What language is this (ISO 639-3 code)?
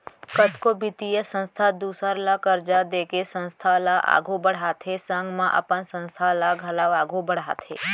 hne